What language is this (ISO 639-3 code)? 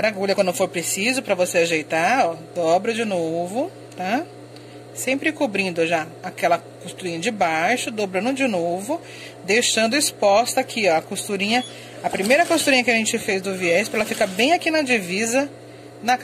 por